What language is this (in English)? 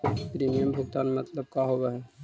Magahi